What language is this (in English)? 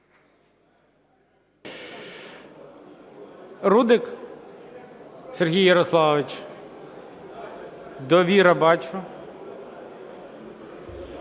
Ukrainian